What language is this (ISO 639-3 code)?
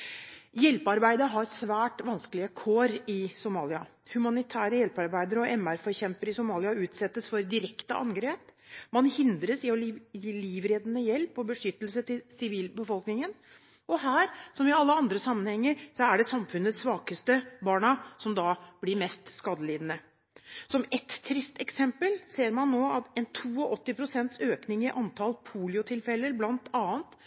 nob